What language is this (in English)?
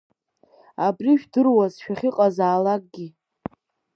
Abkhazian